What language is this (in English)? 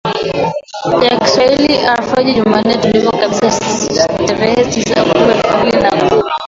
Swahili